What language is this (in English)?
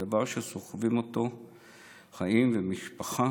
Hebrew